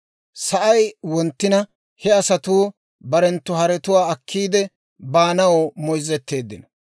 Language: Dawro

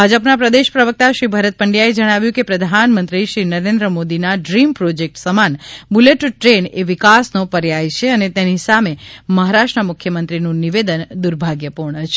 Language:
Gujarati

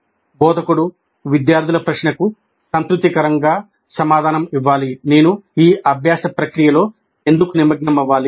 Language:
Telugu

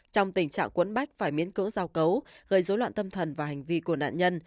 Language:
Vietnamese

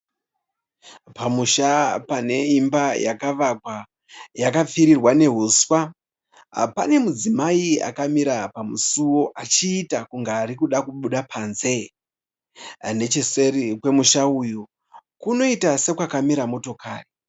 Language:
Shona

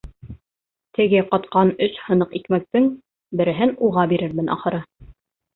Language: Bashkir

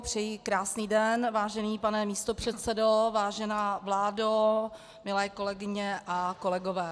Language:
Czech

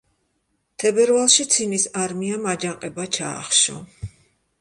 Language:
Georgian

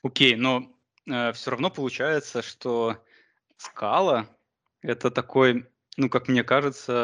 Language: Russian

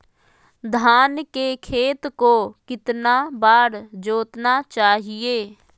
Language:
Magahi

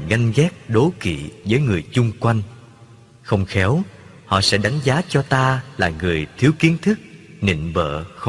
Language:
Vietnamese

